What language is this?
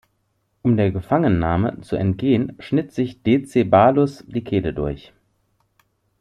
German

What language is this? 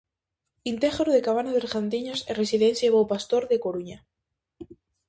Galician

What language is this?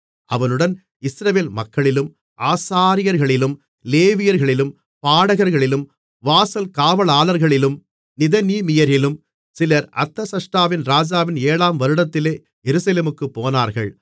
Tamil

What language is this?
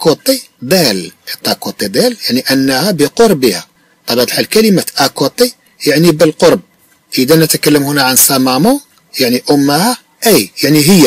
Arabic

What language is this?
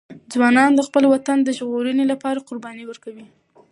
Pashto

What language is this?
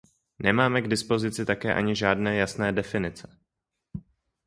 Czech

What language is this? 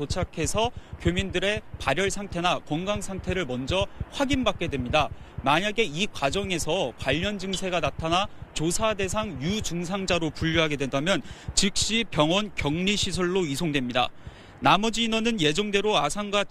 Korean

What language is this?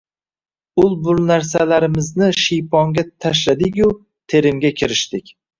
Uzbek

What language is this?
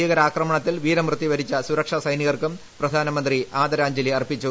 Malayalam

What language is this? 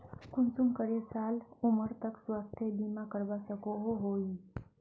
Magahi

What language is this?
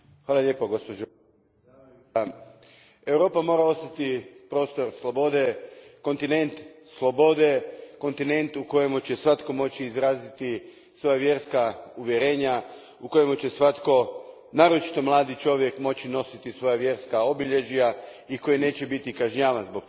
Croatian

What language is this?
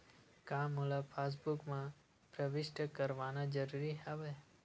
Chhattisgarhi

